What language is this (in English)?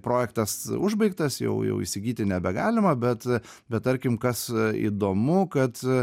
Lithuanian